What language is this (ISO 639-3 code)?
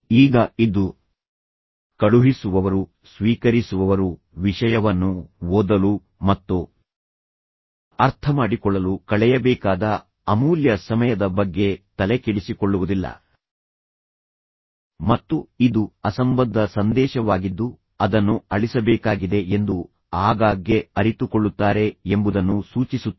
kan